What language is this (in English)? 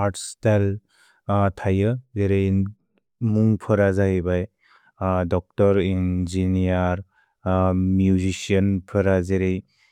Bodo